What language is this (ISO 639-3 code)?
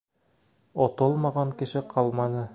bak